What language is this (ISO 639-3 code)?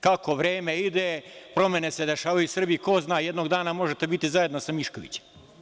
srp